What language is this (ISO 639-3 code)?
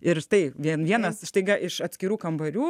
lit